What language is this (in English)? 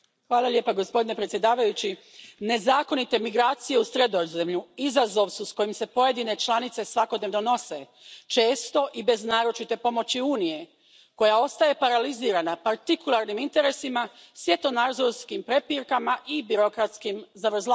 Croatian